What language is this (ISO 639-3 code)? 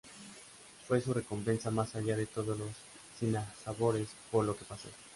spa